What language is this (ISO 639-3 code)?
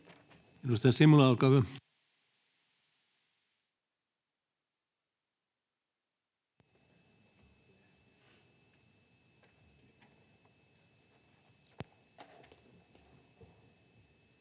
fin